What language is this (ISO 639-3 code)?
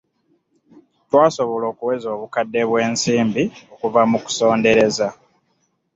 lug